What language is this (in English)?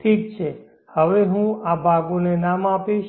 Gujarati